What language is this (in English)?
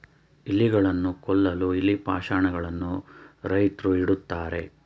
Kannada